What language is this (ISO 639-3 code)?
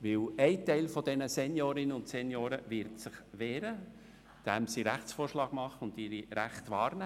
gsw